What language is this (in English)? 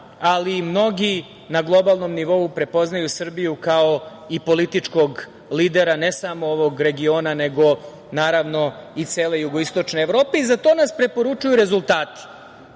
Serbian